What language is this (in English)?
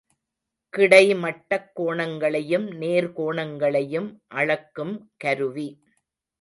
Tamil